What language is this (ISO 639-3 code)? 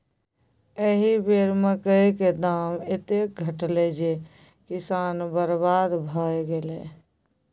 mai